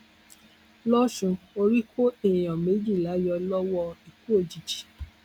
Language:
Yoruba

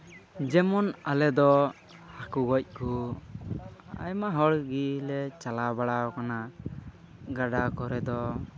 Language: Santali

